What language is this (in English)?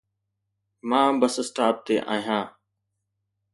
Sindhi